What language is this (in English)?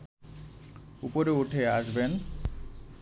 Bangla